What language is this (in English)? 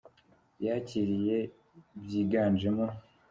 Kinyarwanda